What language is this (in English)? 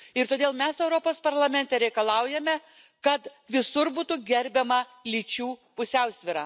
Lithuanian